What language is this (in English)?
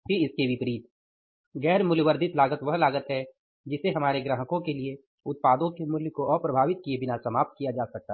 Hindi